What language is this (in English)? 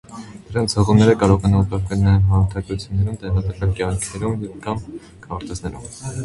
Armenian